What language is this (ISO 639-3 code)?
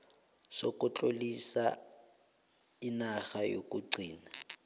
nbl